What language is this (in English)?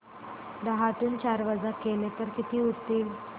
Marathi